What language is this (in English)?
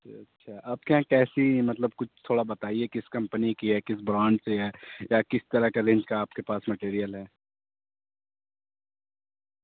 Urdu